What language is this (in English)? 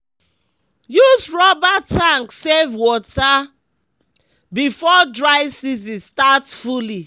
Nigerian Pidgin